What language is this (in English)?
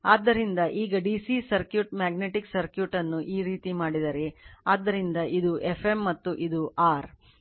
Kannada